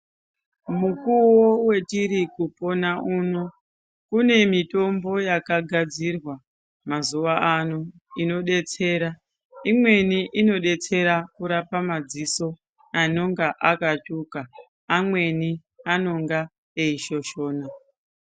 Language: Ndau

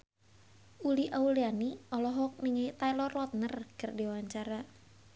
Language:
Sundanese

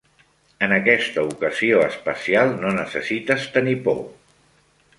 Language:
Catalan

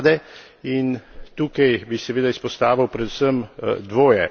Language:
Slovenian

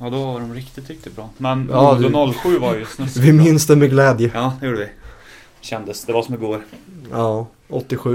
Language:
Swedish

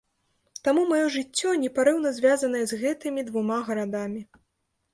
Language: Belarusian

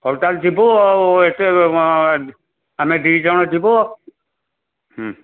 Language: Odia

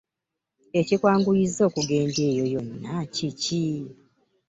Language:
Ganda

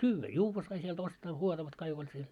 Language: Finnish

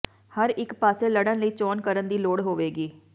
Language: Punjabi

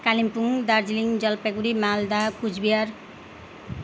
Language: Nepali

